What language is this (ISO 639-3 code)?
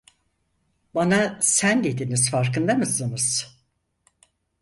tur